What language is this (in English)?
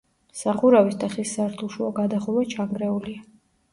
Georgian